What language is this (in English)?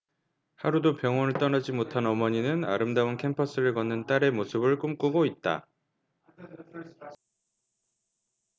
Korean